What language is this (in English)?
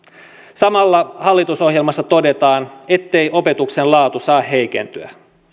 Finnish